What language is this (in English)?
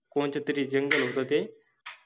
Marathi